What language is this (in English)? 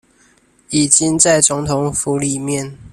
Chinese